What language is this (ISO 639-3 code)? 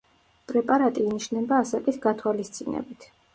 kat